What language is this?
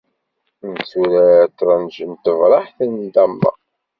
Kabyle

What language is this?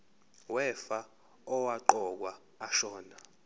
Zulu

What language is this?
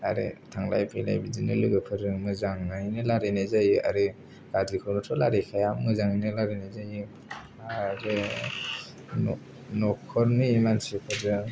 Bodo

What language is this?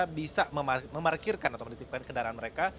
Indonesian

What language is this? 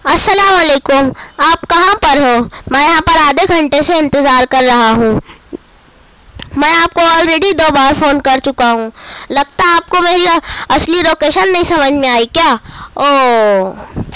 Urdu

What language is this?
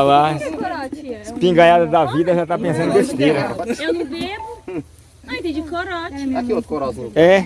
Portuguese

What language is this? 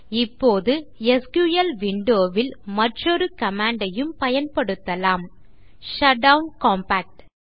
Tamil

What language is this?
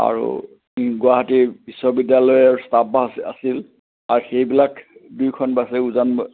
Assamese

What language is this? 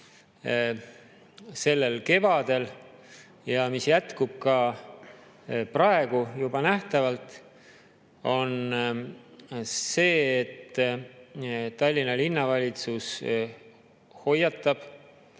Estonian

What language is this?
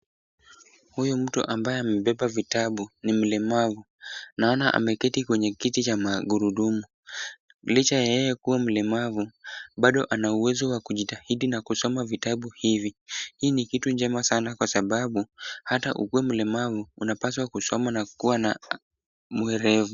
Swahili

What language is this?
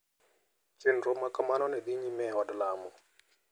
Luo (Kenya and Tanzania)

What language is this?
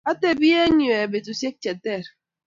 Kalenjin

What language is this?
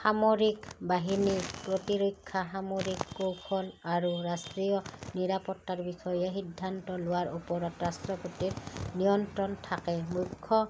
Assamese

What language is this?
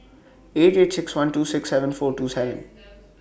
English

